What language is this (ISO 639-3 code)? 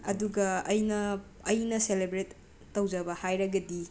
mni